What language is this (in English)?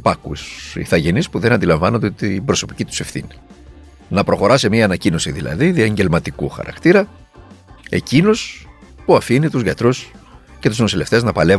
Greek